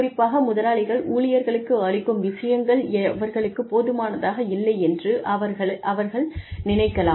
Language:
Tamil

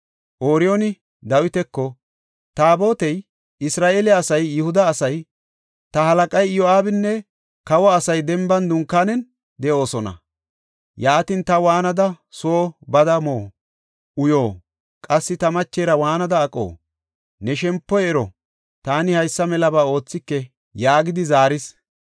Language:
Gofa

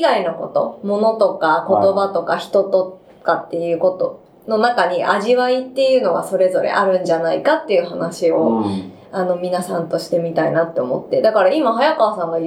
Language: Japanese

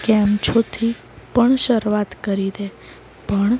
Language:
Gujarati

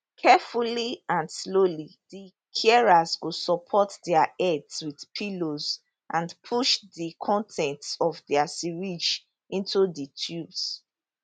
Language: Nigerian Pidgin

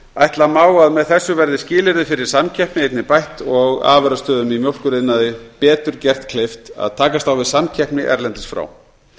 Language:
Icelandic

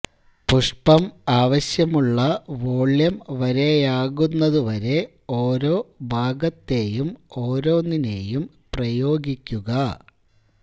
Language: Malayalam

